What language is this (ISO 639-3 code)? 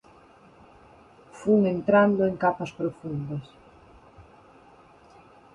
glg